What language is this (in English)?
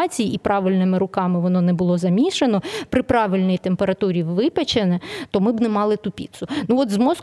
Ukrainian